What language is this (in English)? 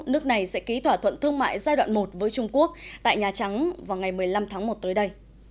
Vietnamese